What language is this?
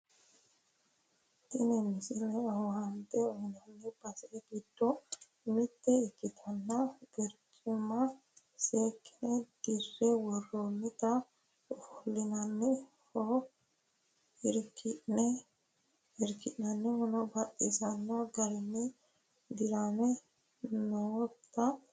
Sidamo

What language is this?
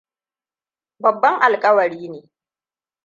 Hausa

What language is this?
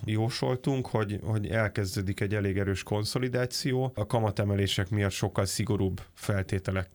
Hungarian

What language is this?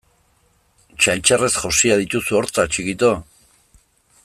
Basque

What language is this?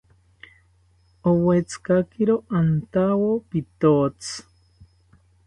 South Ucayali Ashéninka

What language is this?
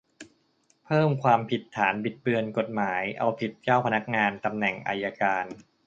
Thai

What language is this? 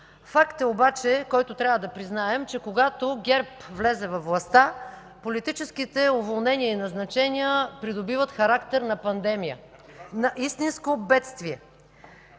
Bulgarian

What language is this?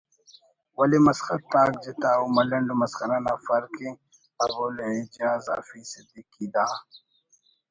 Brahui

